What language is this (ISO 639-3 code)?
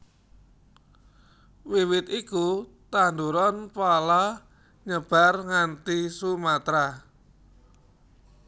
jav